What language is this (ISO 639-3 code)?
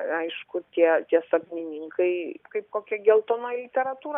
lit